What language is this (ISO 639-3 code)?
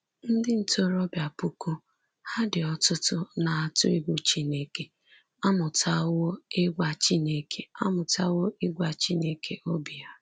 ibo